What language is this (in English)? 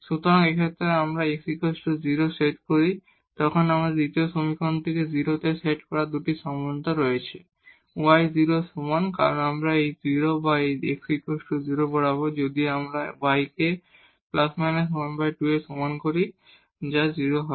Bangla